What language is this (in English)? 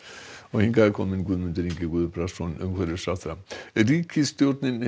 Icelandic